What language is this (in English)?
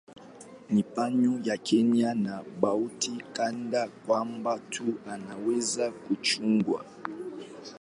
Swahili